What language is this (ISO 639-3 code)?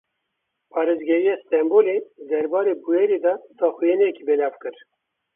kur